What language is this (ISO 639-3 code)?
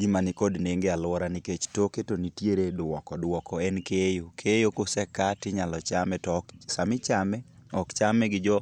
luo